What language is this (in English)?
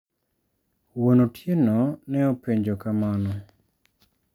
Luo (Kenya and Tanzania)